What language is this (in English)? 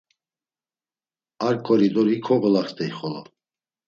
Laz